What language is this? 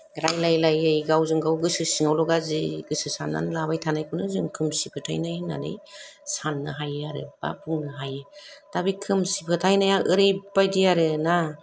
Bodo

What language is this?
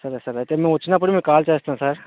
Telugu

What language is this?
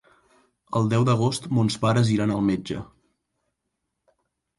Catalan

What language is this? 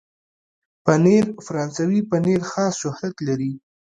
Pashto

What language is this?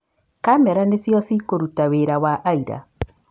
Kikuyu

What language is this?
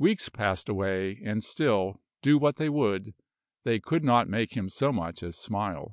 English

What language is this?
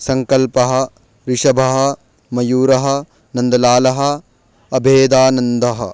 Sanskrit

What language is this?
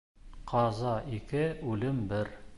Bashkir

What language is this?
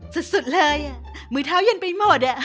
Thai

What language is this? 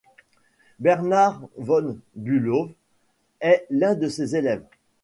French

